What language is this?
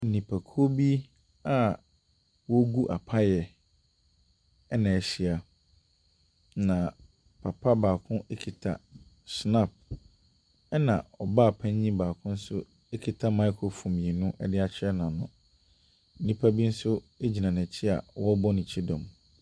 Akan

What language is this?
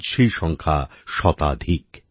Bangla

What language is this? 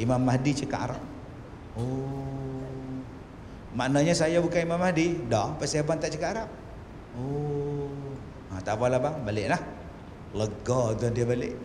Malay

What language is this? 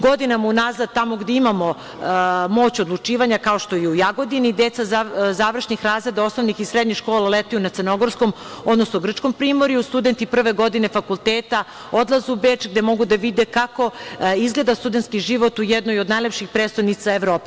Serbian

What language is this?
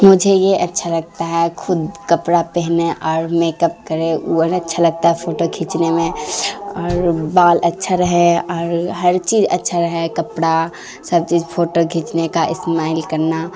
Urdu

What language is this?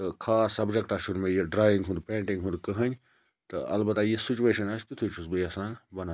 Kashmiri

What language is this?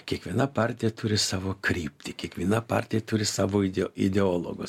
Lithuanian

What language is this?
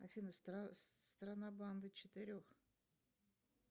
Russian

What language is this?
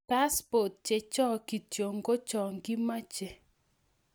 Kalenjin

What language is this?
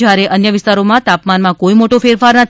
Gujarati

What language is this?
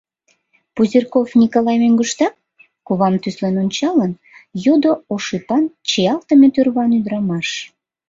Mari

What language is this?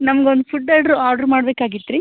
Kannada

